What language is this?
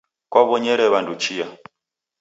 Taita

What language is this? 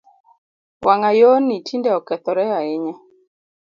Luo (Kenya and Tanzania)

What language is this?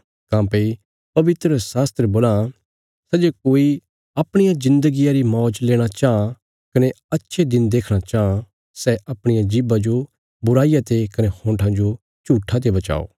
Bilaspuri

